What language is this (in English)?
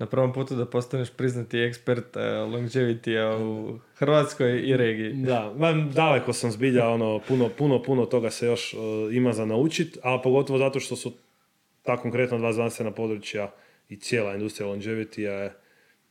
Croatian